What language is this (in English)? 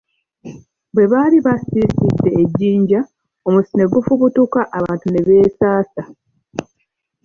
Ganda